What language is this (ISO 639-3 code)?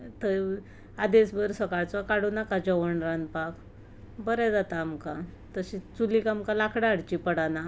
kok